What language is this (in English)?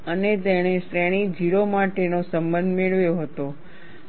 Gujarati